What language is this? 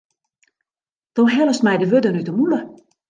Western Frisian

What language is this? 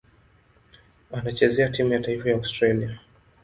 Swahili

